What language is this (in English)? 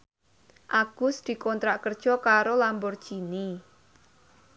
Javanese